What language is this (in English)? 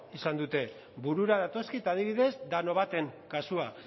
Basque